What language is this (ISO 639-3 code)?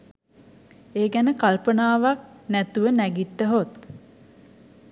sin